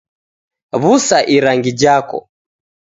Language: Taita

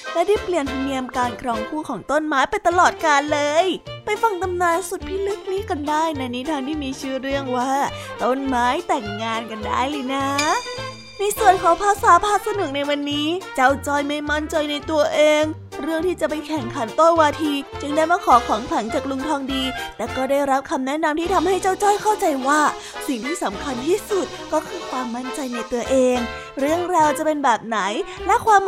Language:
Thai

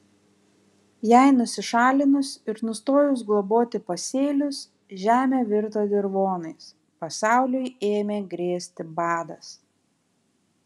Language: Lithuanian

